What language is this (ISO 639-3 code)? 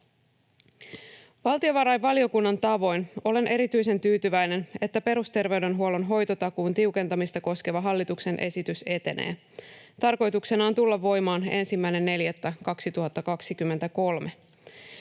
fin